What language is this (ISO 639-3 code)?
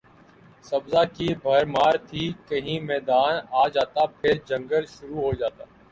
urd